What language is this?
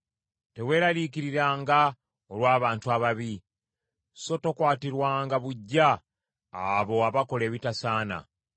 Ganda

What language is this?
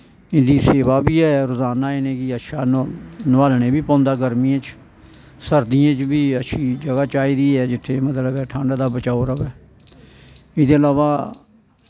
Dogri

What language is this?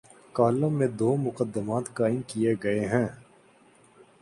Urdu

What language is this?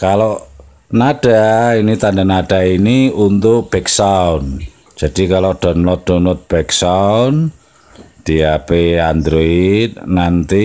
Indonesian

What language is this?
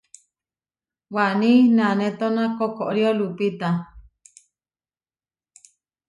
Huarijio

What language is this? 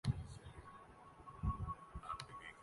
Urdu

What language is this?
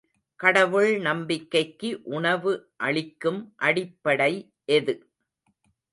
Tamil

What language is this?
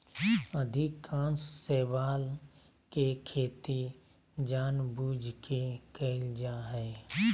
Magahi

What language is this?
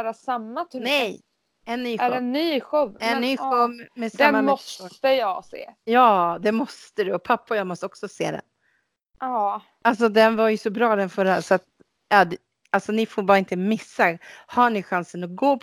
Swedish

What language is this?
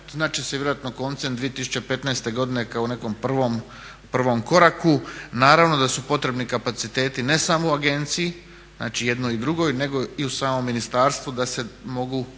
Croatian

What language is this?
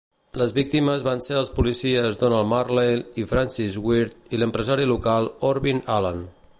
Catalan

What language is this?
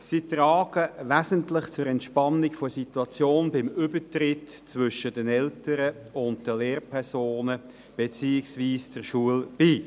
Swiss German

